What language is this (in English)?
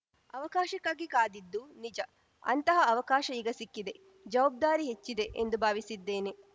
Kannada